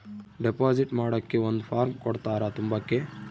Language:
Kannada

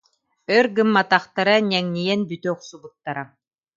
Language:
Yakut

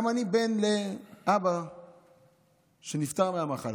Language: Hebrew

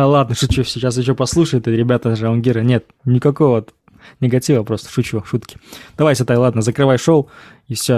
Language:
Russian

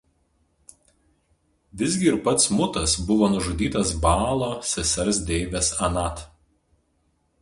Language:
Lithuanian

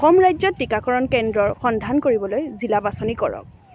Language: Assamese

